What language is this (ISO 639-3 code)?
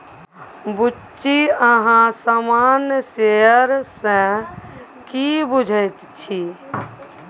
mai